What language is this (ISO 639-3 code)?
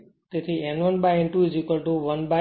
guj